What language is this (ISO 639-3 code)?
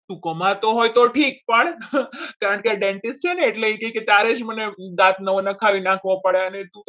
guj